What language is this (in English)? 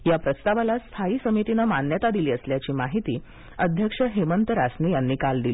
Marathi